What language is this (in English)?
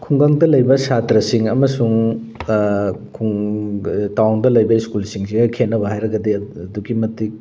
Manipuri